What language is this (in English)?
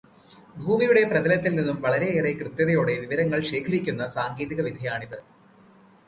Malayalam